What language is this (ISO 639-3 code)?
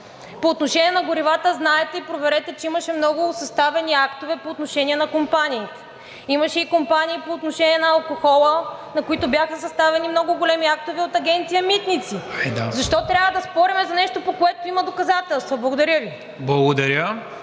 bul